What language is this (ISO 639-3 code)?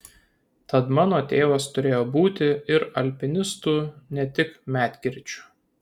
lit